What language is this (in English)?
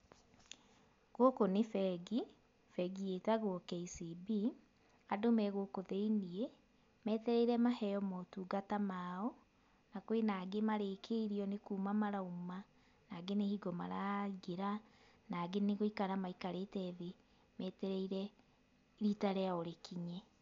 Kikuyu